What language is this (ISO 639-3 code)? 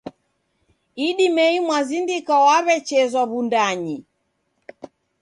dav